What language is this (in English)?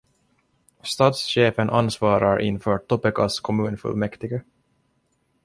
Swedish